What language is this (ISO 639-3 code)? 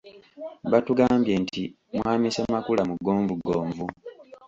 lug